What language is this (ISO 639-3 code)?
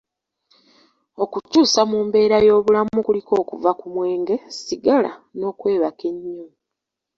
lug